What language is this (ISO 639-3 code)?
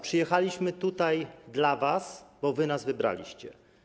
pol